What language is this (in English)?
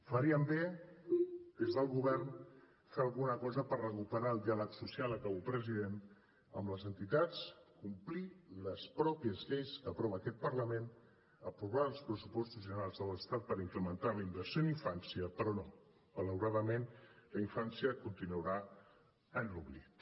Catalan